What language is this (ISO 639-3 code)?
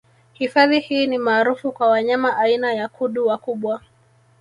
swa